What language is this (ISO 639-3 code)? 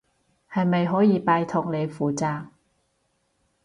yue